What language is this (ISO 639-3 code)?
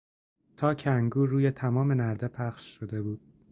fas